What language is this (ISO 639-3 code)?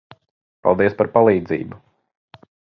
lav